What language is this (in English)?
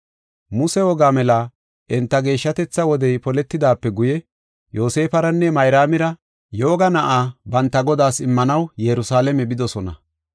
Gofa